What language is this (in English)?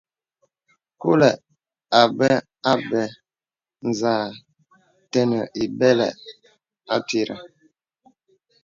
Bebele